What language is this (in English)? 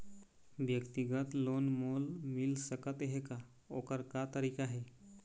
Chhattisgarhi